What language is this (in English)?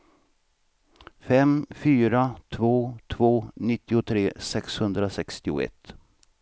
Swedish